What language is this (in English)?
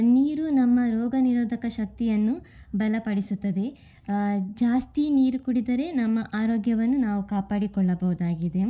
Kannada